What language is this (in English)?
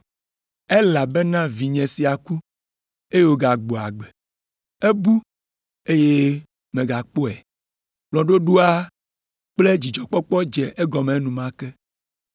Ewe